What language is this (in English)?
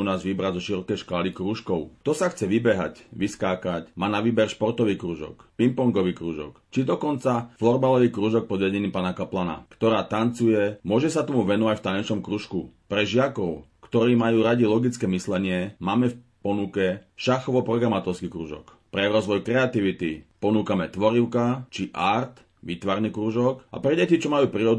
Slovak